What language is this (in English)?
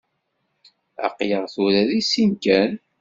Kabyle